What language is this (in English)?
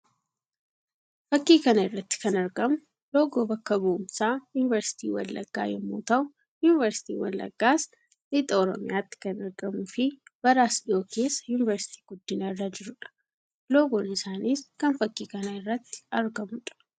Oromo